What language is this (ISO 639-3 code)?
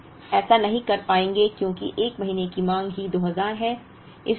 hin